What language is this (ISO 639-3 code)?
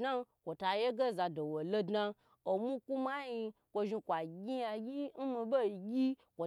gbr